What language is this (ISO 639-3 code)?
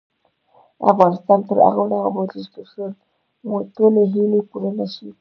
pus